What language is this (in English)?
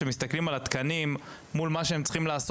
Hebrew